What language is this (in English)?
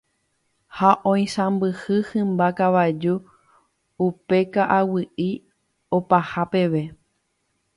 Guarani